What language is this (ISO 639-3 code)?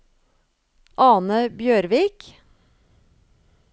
nor